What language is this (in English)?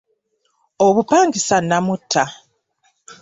Ganda